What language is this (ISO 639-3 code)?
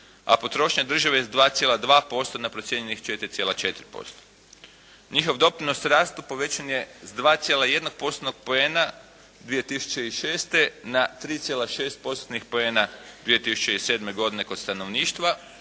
hrv